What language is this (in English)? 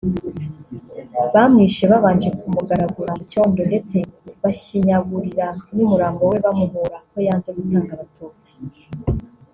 Kinyarwanda